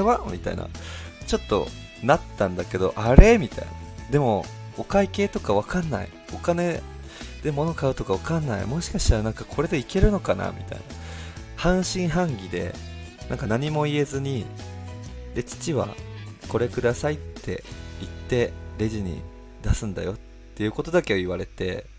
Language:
Japanese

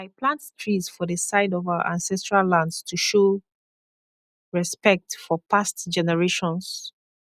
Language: Nigerian Pidgin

